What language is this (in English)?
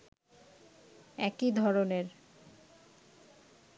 Bangla